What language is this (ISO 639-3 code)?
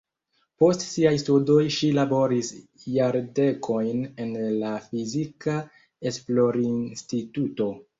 epo